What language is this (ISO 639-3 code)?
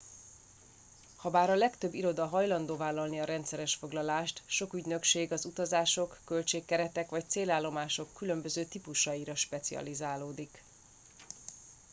hun